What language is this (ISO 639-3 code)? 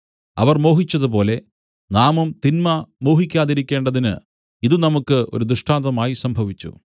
mal